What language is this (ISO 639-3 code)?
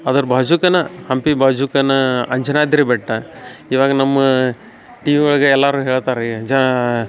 kan